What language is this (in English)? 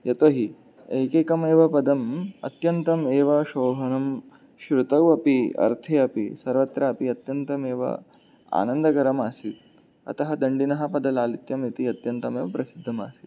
Sanskrit